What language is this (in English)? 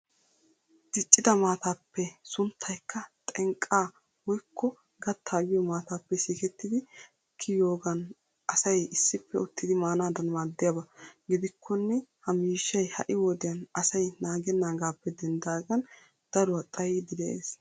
Wolaytta